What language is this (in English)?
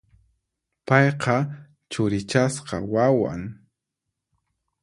Puno Quechua